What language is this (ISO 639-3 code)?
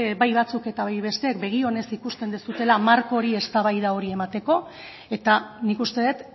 eus